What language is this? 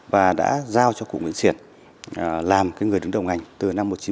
Vietnamese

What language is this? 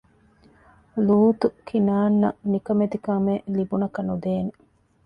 Divehi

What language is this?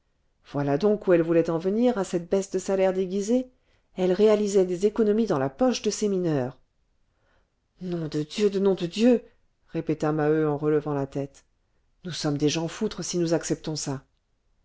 French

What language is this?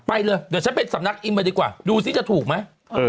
Thai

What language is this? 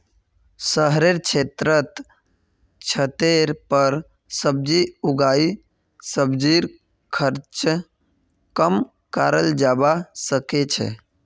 Magahi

